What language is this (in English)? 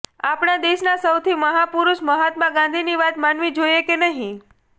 Gujarati